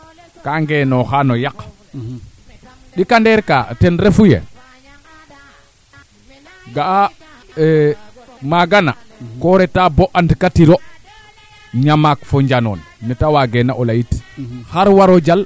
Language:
Serer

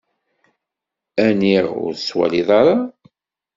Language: Kabyle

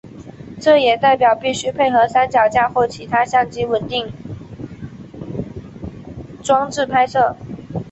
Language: Chinese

